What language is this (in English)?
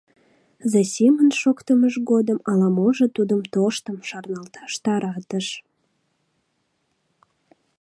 Mari